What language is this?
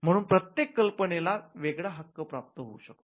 Marathi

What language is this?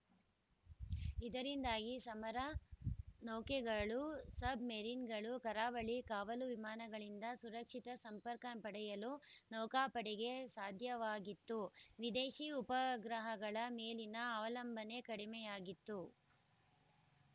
Kannada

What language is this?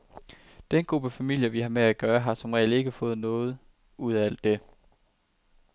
Danish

